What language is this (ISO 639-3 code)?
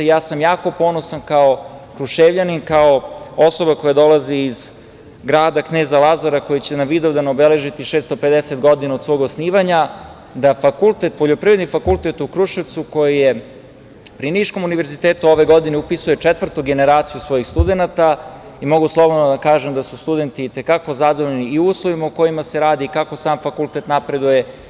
srp